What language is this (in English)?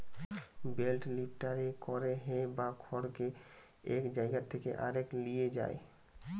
Bangla